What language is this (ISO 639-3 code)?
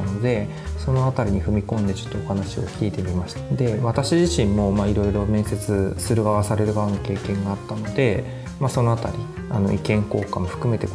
jpn